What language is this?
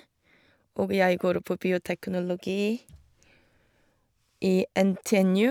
Norwegian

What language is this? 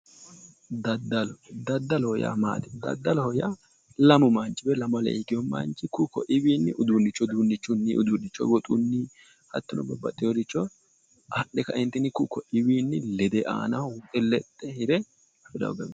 Sidamo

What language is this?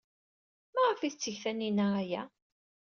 Kabyle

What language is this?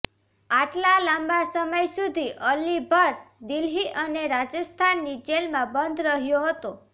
Gujarati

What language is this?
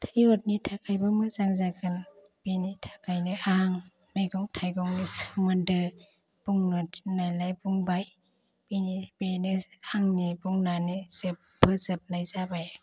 Bodo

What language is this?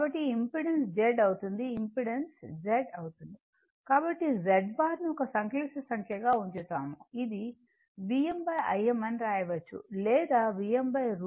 Telugu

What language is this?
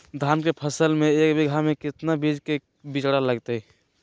Magahi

